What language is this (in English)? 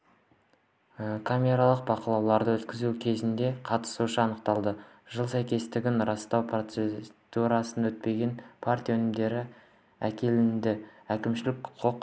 Kazakh